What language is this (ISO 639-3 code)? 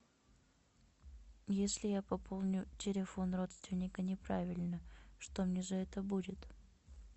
rus